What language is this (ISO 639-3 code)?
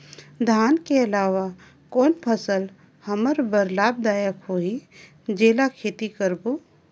hne